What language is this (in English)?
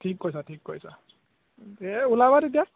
Assamese